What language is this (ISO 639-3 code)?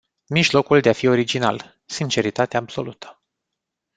ron